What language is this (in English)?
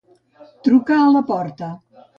Catalan